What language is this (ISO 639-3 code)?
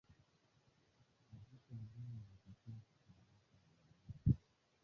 swa